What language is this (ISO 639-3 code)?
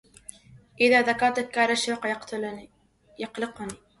ara